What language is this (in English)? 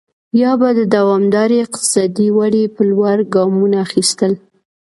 Pashto